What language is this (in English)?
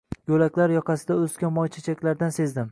Uzbek